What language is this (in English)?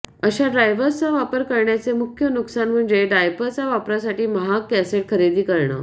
Marathi